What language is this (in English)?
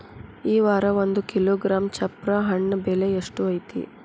Kannada